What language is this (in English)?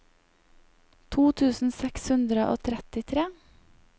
Norwegian